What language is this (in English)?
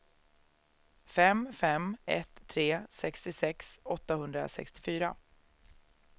Swedish